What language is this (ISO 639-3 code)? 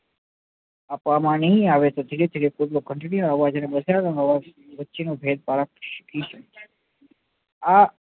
guj